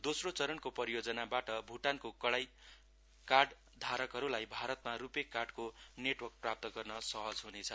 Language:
Nepali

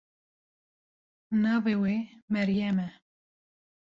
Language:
Kurdish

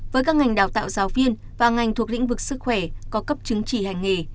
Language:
Vietnamese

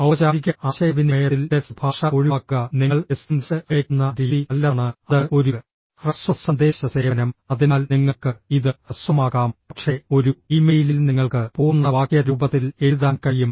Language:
Malayalam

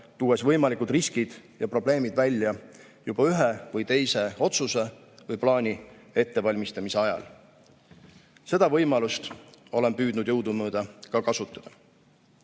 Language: Estonian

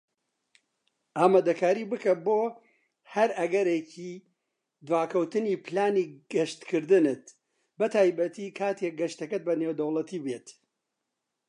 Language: Central Kurdish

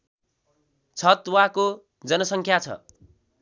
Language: Nepali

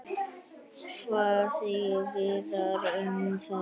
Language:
Icelandic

